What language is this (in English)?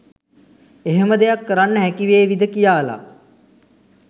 Sinhala